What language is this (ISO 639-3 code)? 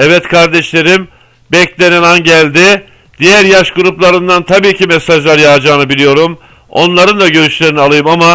tur